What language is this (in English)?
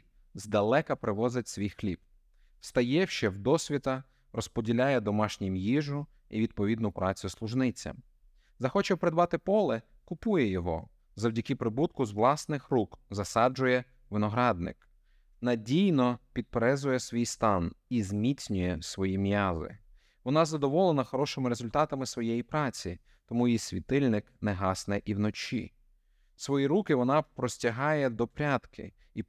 Ukrainian